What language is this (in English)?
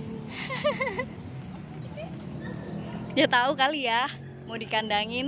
Indonesian